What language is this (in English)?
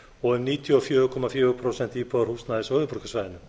Icelandic